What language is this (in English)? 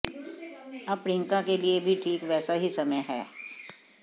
Hindi